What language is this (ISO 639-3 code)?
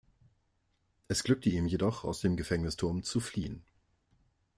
deu